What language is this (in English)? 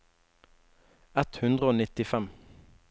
Norwegian